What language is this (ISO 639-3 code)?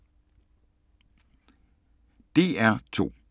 dan